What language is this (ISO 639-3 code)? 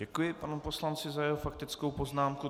ces